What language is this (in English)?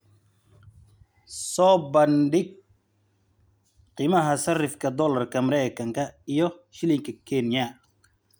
Somali